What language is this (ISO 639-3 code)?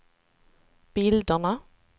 swe